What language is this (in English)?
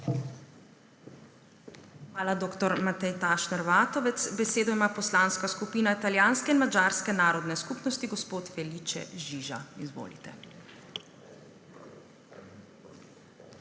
Slovenian